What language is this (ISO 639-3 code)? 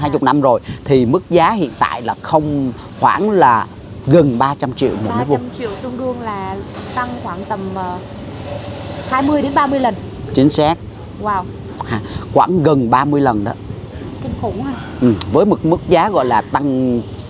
vie